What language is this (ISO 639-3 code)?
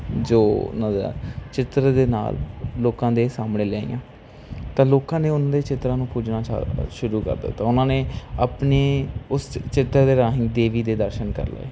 pan